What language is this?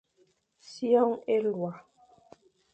Fang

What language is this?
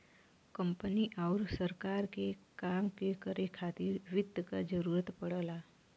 Bhojpuri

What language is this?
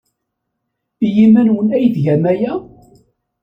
Kabyle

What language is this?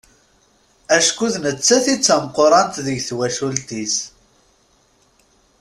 Kabyle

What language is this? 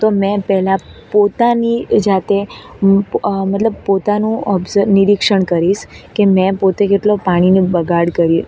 Gujarati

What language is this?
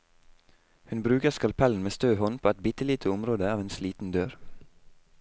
Norwegian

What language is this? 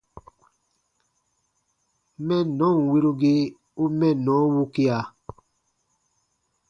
Baatonum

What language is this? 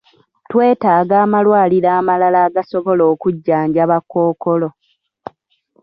Ganda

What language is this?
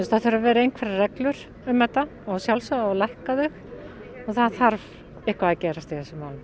Icelandic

